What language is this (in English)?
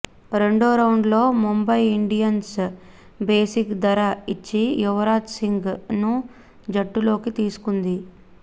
Telugu